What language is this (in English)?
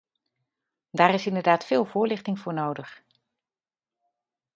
Dutch